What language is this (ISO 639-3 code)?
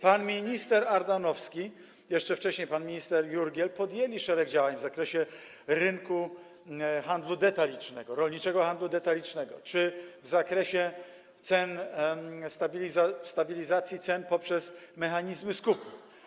pol